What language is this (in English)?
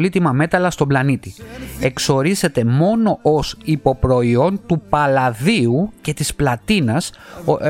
Greek